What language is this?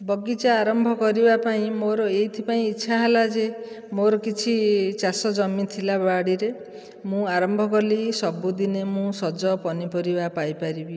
Odia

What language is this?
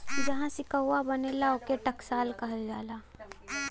Bhojpuri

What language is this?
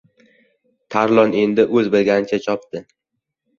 Uzbek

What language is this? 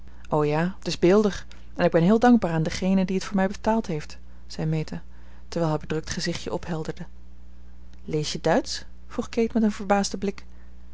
Dutch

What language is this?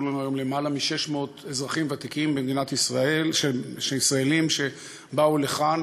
Hebrew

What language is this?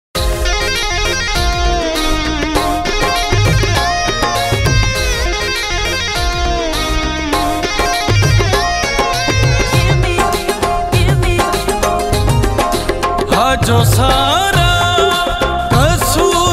Arabic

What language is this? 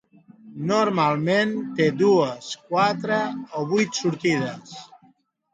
Catalan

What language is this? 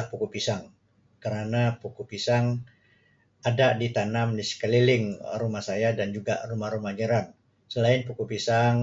Sabah Malay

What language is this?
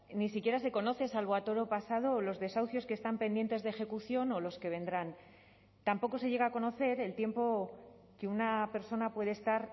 Spanish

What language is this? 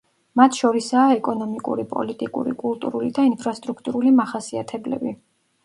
Georgian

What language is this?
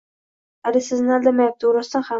Uzbek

